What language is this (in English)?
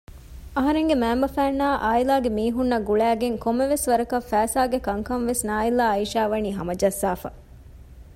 Divehi